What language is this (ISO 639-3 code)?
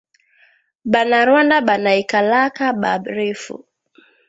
swa